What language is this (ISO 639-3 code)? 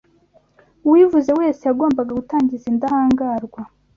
kin